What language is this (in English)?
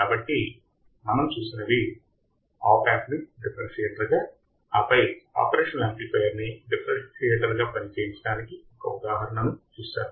Telugu